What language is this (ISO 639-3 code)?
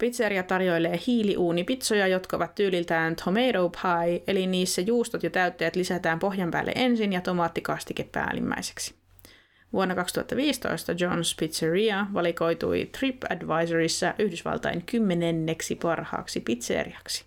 fin